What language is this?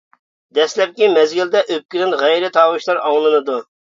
Uyghur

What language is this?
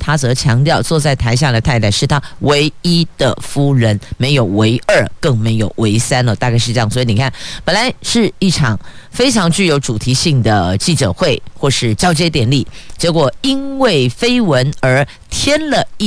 Chinese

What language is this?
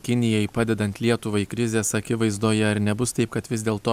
Lithuanian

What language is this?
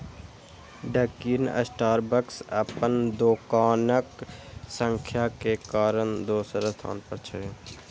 Maithili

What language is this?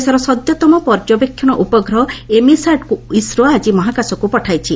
Odia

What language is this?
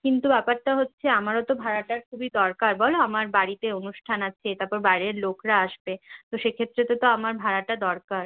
Bangla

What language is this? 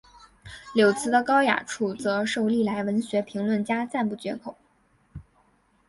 Chinese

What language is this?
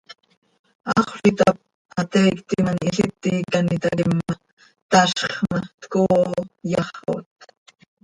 Seri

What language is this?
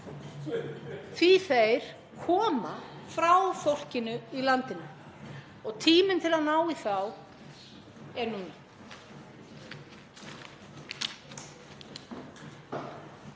Icelandic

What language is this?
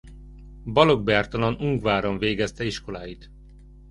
Hungarian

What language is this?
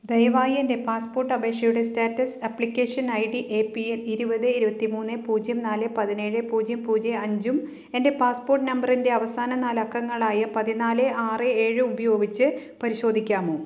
Malayalam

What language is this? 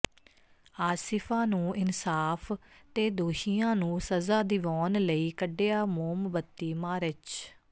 Punjabi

